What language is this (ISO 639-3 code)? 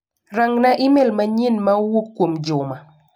luo